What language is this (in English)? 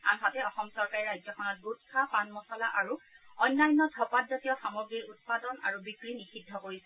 Assamese